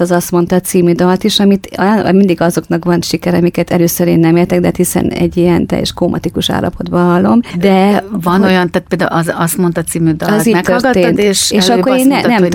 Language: Hungarian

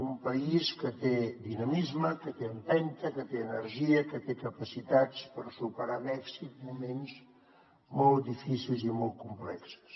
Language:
Catalan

